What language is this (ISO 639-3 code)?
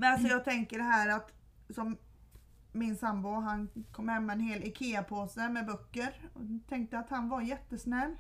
swe